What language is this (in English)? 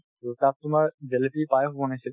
Assamese